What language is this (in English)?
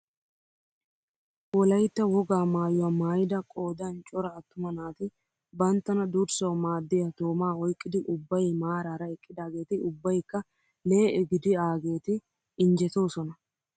Wolaytta